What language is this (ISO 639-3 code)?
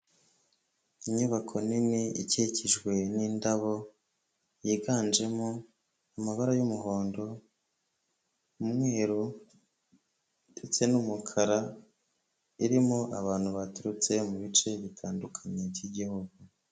kin